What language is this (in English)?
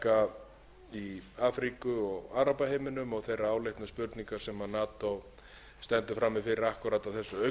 Icelandic